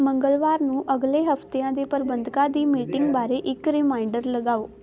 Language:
Punjabi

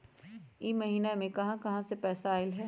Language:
Magahi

